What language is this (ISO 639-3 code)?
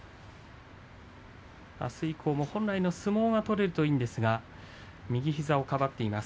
jpn